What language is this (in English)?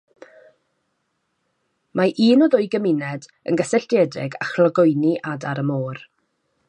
Welsh